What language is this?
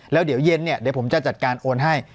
Thai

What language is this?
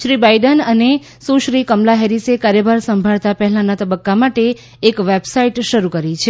Gujarati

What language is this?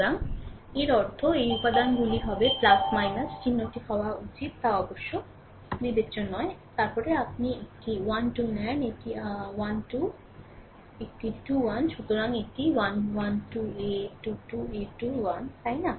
Bangla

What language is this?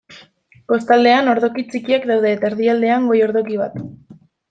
Basque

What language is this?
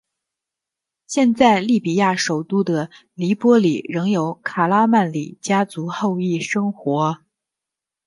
Chinese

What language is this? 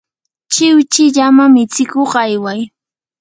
Yanahuanca Pasco Quechua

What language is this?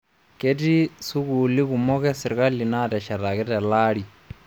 Masai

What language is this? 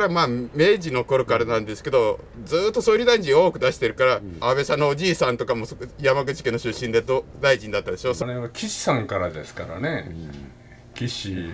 Korean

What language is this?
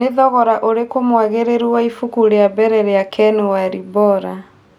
Kikuyu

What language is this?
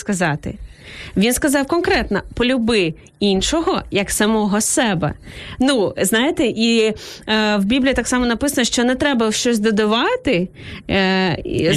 Ukrainian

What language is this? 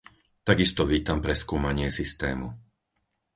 Slovak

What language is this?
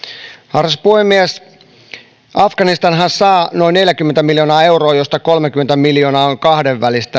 Finnish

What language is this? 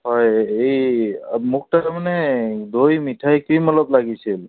Assamese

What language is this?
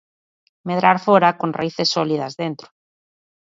Galician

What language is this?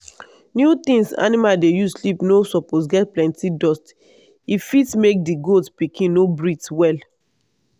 Nigerian Pidgin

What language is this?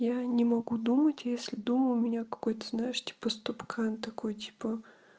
Russian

